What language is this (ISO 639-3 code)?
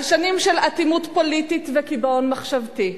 heb